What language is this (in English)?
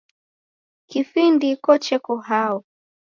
Taita